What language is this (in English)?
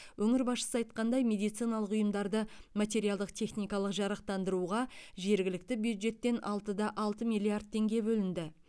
Kazakh